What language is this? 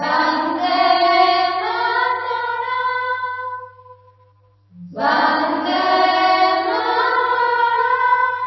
Marathi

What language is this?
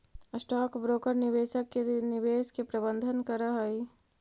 Magahi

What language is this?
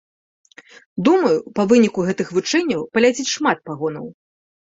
Belarusian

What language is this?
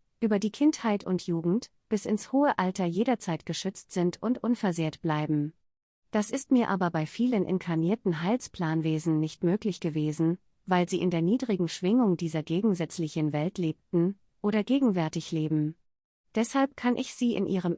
German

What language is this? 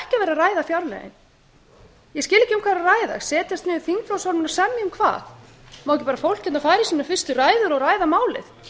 Icelandic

